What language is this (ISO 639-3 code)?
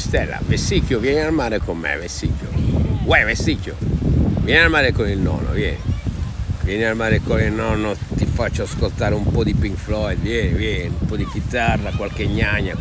ita